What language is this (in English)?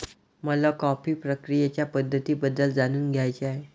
Marathi